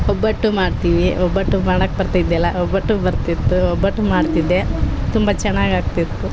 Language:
Kannada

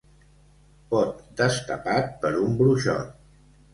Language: Catalan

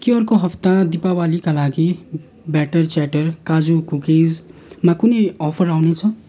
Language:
Nepali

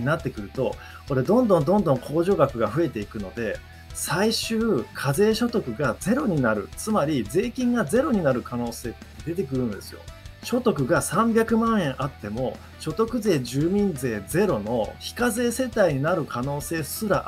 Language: Japanese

